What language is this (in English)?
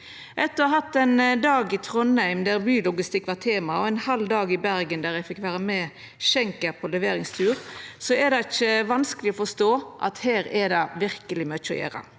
Norwegian